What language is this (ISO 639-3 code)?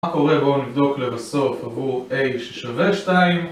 heb